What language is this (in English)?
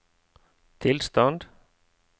Norwegian